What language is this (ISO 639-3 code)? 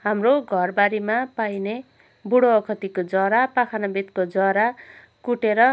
nep